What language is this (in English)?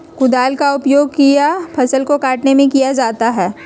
Magahi